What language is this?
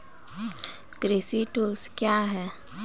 Maithili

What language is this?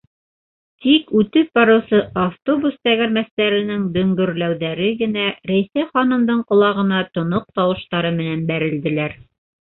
Bashkir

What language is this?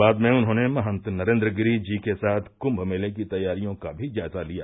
Hindi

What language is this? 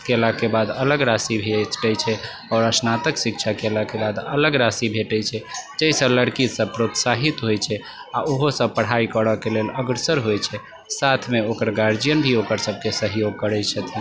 Maithili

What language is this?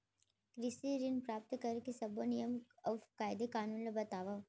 Chhattisgarhi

